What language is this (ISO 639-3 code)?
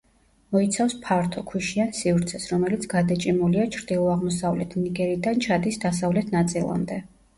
kat